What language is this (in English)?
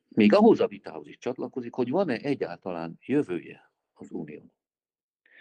Hungarian